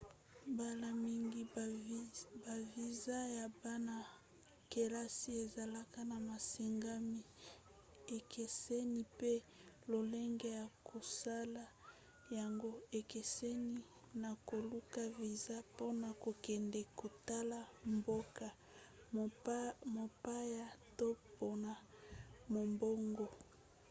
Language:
Lingala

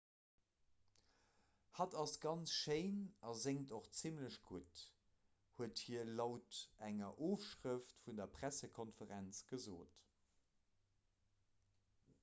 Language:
Luxembourgish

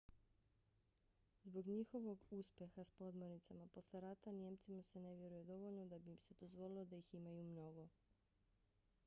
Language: Bosnian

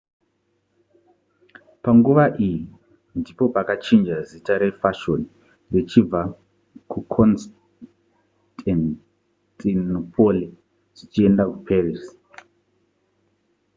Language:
Shona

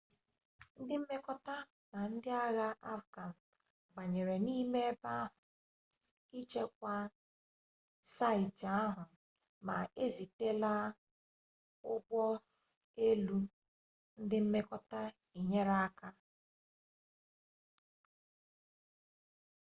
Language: Igbo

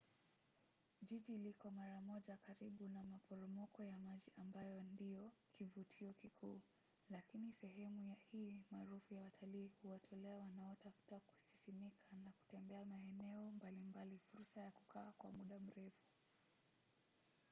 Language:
Swahili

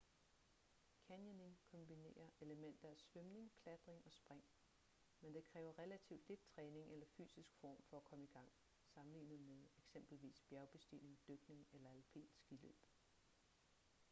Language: Danish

